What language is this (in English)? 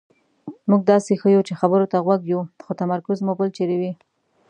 Pashto